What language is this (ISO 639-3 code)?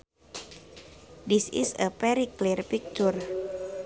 sun